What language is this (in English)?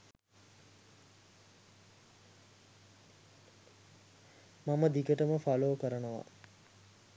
Sinhala